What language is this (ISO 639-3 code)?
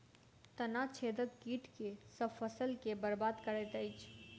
mai